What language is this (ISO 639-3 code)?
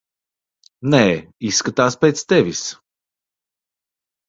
lav